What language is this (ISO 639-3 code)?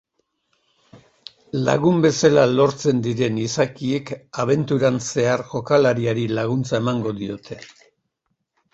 eus